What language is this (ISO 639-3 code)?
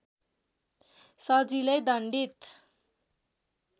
nep